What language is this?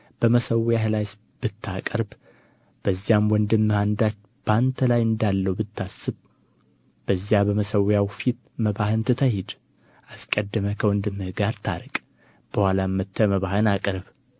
Amharic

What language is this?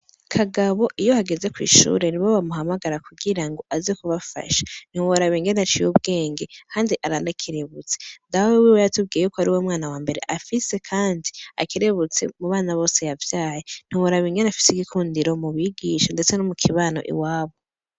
Rundi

